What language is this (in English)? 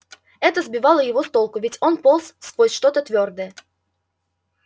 Russian